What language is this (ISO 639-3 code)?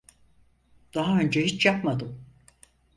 tur